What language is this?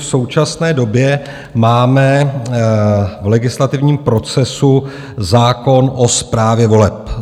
Czech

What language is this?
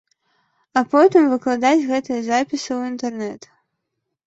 Belarusian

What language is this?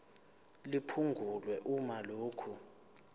Zulu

